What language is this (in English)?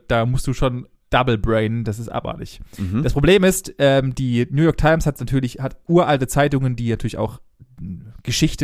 German